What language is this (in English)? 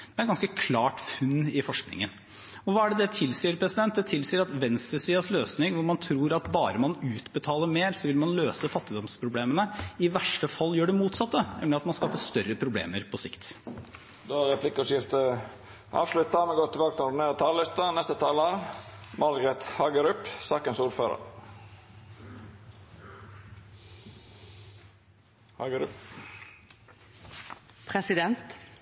Norwegian